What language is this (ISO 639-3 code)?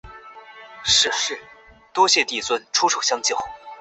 zho